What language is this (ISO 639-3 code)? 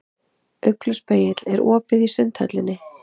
isl